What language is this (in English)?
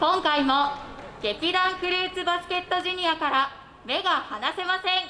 Japanese